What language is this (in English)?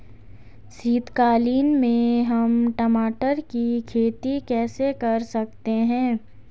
Hindi